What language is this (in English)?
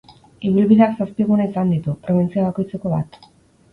Basque